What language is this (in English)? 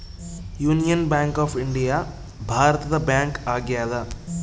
Kannada